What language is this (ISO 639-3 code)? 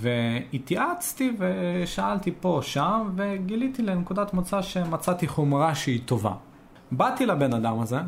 heb